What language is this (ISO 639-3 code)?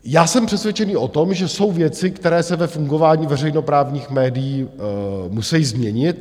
ces